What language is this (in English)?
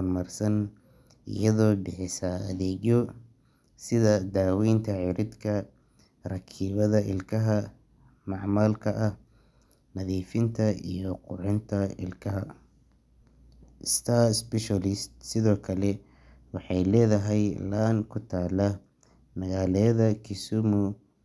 Somali